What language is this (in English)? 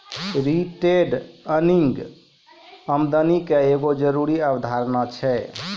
Maithili